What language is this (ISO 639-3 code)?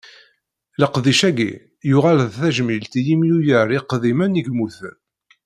kab